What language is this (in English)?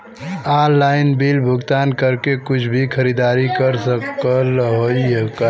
Bhojpuri